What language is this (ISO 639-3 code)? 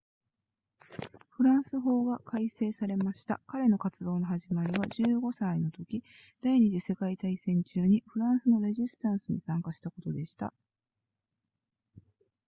jpn